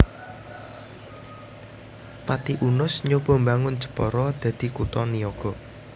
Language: Javanese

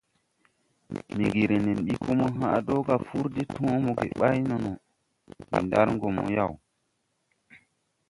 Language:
Tupuri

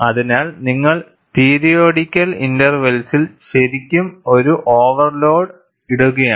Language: Malayalam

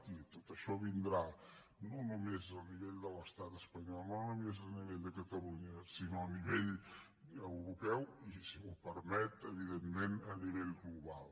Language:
Catalan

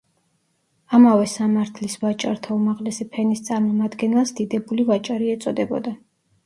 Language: Georgian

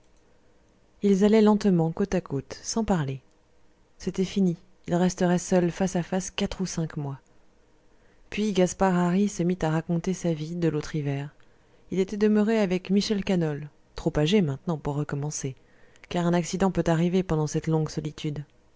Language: French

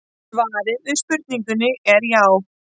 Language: Icelandic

